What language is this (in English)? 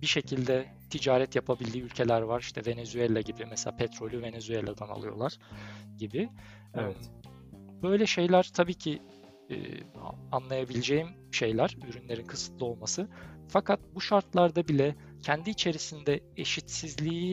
Turkish